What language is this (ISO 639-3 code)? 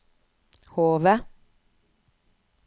nor